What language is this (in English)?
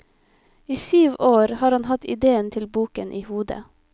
Norwegian